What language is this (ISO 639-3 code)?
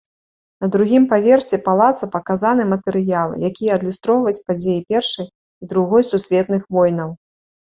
bel